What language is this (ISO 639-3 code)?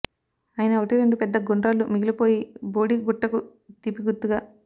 tel